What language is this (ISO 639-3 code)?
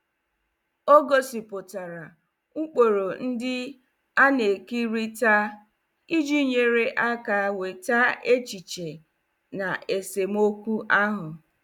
ibo